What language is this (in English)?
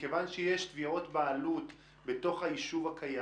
Hebrew